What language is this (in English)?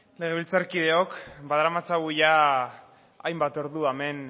Basque